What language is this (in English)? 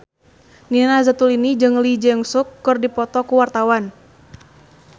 Sundanese